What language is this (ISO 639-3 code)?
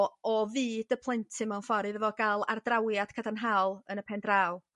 cym